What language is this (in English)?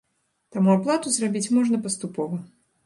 Belarusian